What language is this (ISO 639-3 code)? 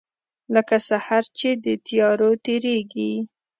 pus